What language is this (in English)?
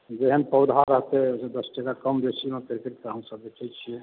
Maithili